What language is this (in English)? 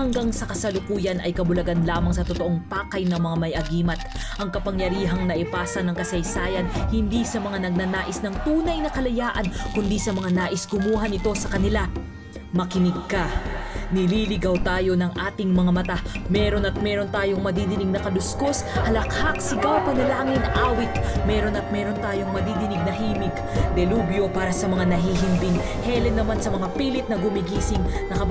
Filipino